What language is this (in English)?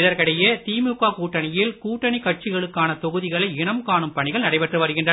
Tamil